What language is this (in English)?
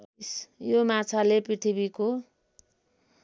Nepali